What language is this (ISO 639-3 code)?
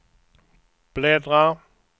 swe